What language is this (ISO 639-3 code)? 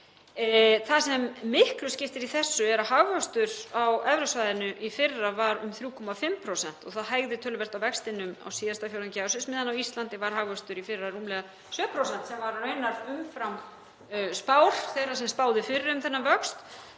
isl